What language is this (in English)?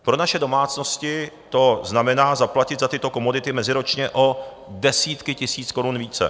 Czech